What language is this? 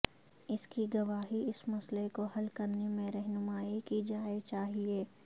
Urdu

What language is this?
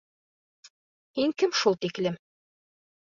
Bashkir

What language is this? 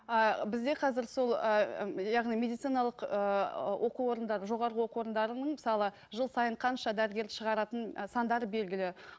Kazakh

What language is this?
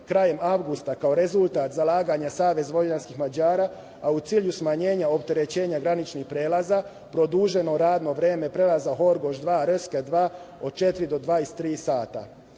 Serbian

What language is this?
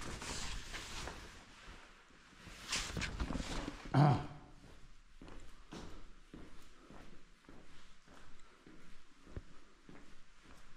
Romanian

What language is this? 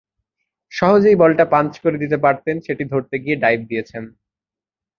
Bangla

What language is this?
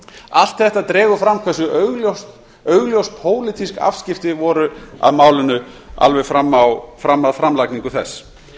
Icelandic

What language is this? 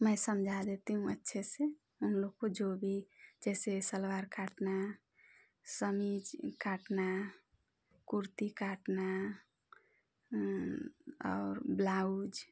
Hindi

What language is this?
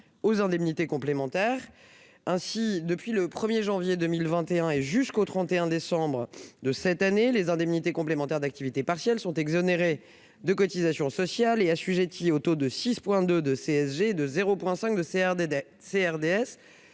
French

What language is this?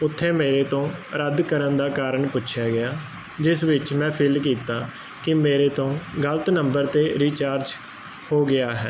Punjabi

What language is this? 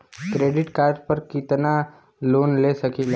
Bhojpuri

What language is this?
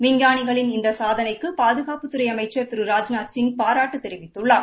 Tamil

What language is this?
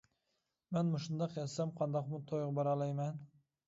Uyghur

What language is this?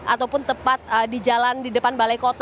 Indonesian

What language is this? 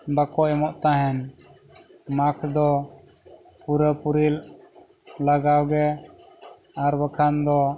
Santali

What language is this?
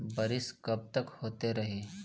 Bhojpuri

